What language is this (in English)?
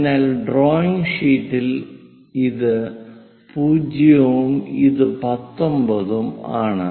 Malayalam